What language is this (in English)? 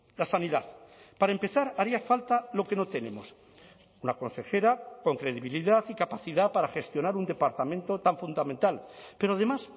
Spanish